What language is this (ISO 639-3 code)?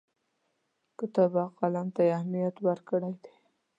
pus